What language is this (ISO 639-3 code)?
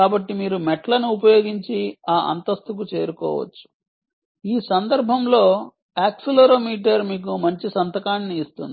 tel